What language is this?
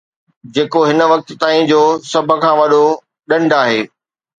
Sindhi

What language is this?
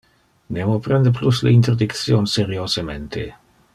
Interlingua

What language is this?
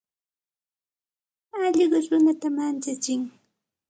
Santa Ana de Tusi Pasco Quechua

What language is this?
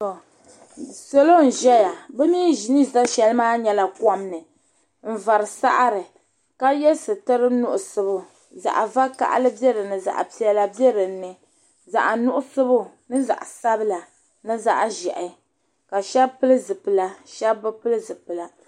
Dagbani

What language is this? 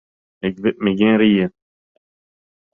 Western Frisian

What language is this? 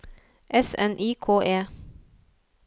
Norwegian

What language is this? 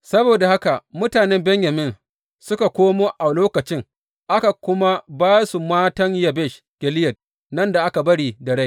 Hausa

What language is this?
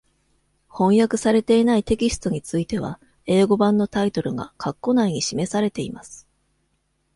Japanese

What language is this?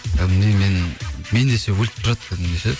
Kazakh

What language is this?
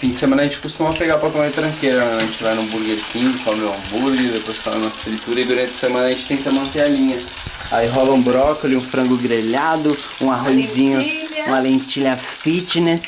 Portuguese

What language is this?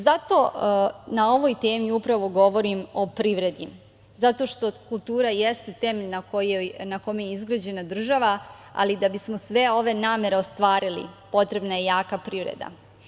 Serbian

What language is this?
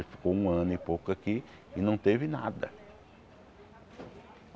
Portuguese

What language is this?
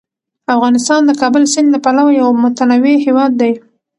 Pashto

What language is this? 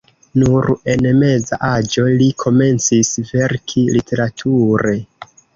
Esperanto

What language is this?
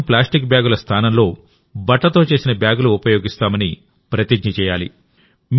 Telugu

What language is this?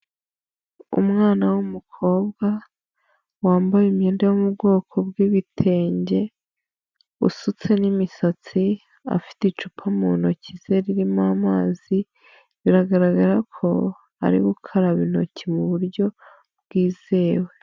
Kinyarwanda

